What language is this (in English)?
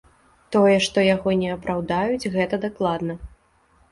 Belarusian